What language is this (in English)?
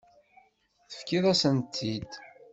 Kabyle